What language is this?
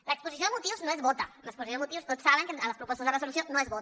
Catalan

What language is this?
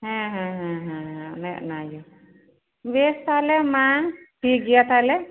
Santali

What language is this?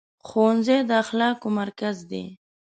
Pashto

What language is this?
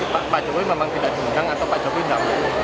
Indonesian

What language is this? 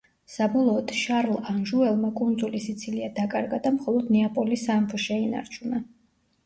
Georgian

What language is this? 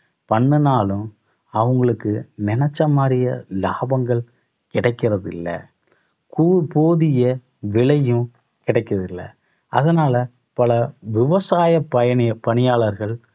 Tamil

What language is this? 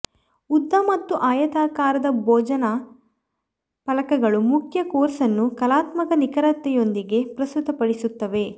Kannada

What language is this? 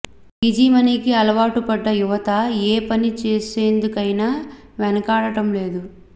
Telugu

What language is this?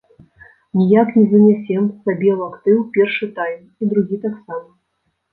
Belarusian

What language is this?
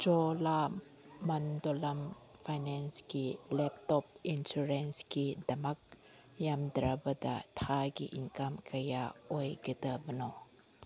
Manipuri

